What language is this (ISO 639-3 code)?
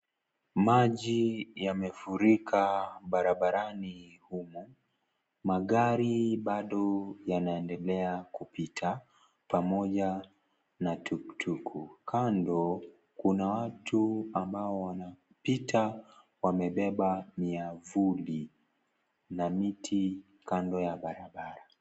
swa